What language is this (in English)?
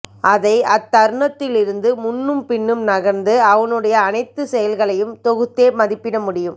Tamil